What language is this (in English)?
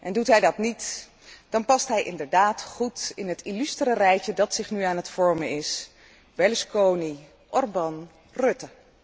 Dutch